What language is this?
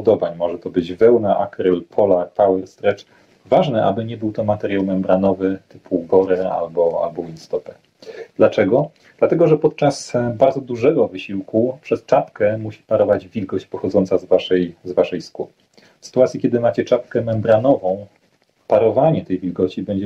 Polish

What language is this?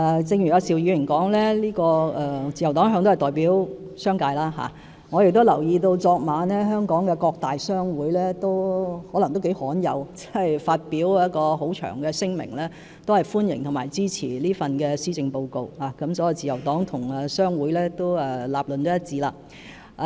Cantonese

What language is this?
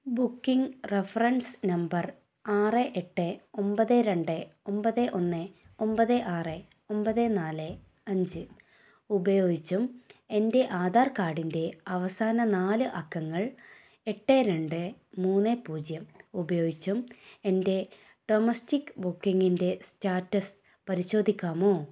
Malayalam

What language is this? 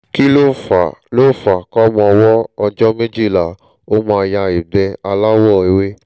Yoruba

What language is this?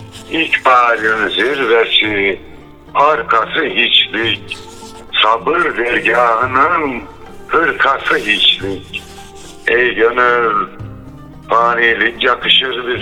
Turkish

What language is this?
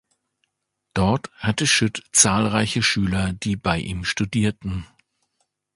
German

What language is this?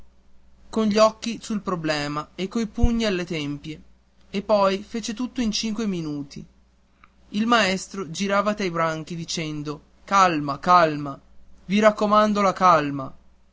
Italian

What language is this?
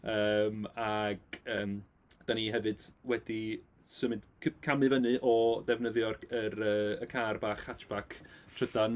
Welsh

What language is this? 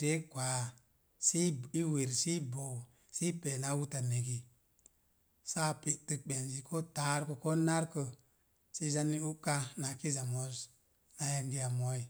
Mom Jango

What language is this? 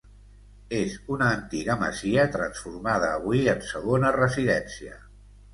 Catalan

